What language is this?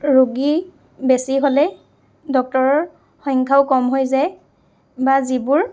Assamese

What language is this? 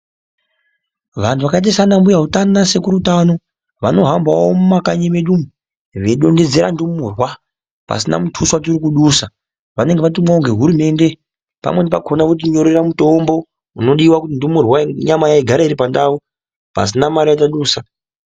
Ndau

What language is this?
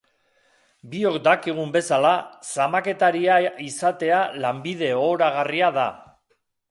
Basque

